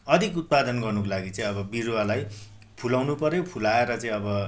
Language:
Nepali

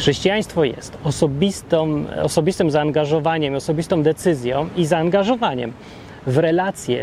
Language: Polish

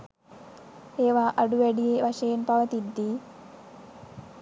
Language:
Sinhala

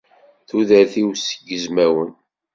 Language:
Kabyle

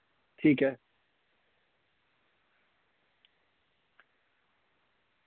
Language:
Dogri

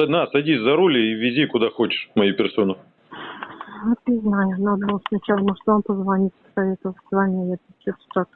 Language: Russian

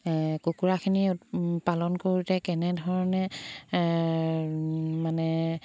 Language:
Assamese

